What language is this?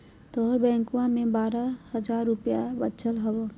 Magahi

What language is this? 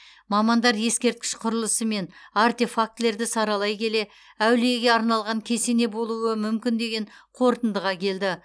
Kazakh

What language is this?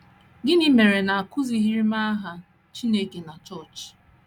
Igbo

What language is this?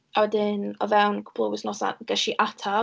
Welsh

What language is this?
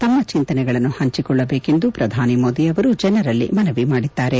Kannada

